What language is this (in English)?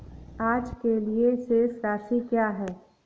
Hindi